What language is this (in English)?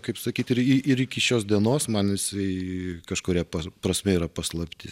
Lithuanian